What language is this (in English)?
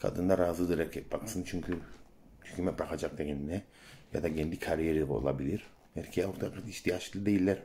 Turkish